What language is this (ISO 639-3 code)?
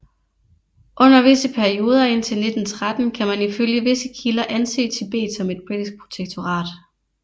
dan